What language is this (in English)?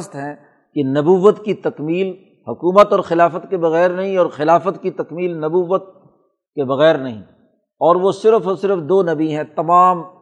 Urdu